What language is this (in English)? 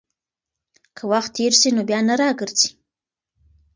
Pashto